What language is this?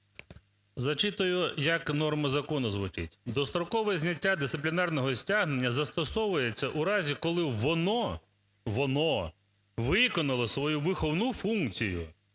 Ukrainian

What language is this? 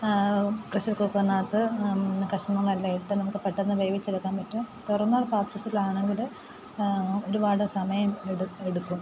Malayalam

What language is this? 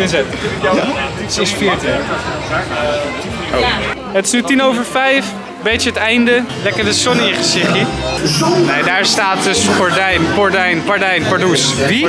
Dutch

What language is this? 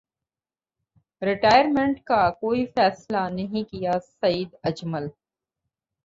Urdu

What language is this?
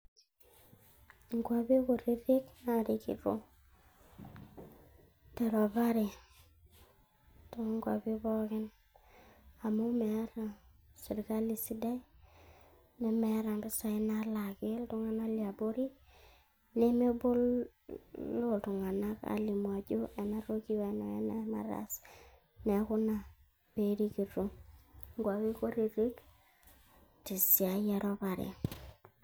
Masai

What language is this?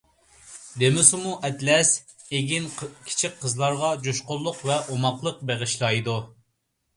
Uyghur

